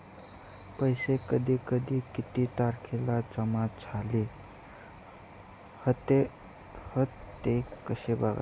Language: Marathi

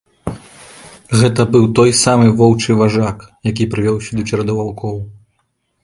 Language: Belarusian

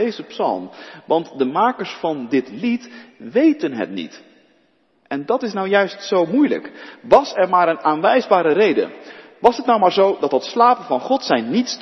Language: Dutch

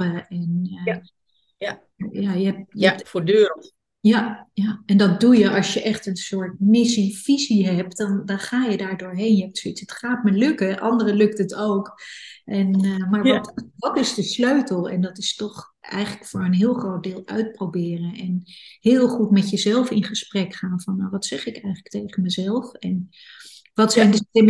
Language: Dutch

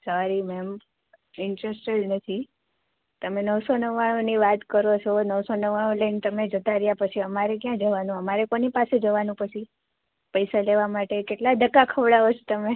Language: Gujarati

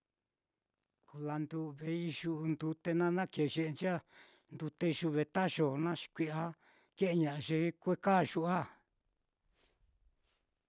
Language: Mitlatongo Mixtec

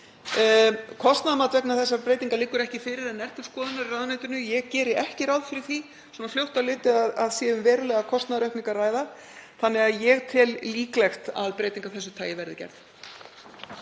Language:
Icelandic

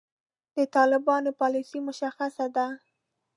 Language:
Pashto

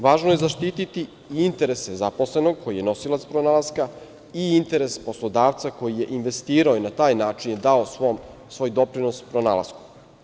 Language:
Serbian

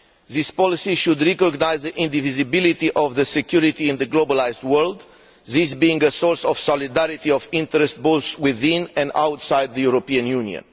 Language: English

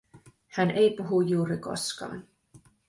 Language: Finnish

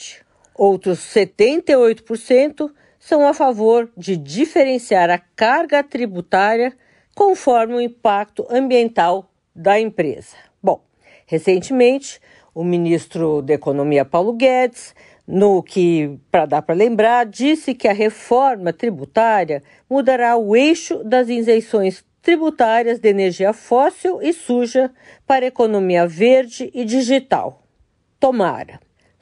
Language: Portuguese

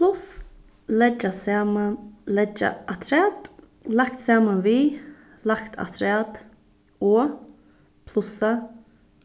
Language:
Faroese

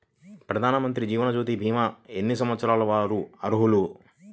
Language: Telugu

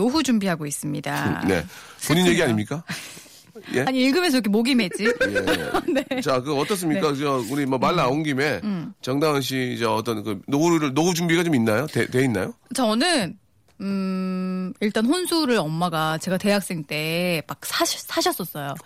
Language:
Korean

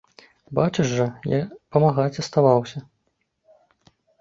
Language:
Belarusian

